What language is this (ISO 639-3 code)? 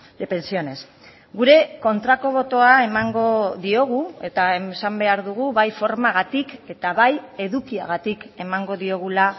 eus